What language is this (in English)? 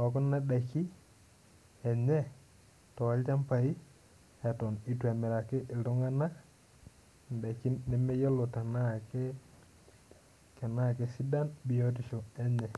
Masai